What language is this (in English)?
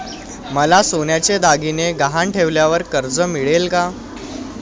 Marathi